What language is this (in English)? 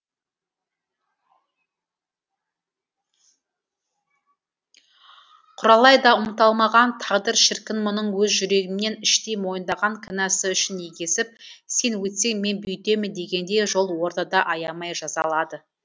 Kazakh